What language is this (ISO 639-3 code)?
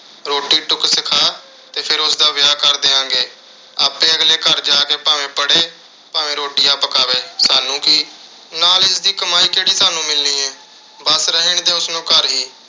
pan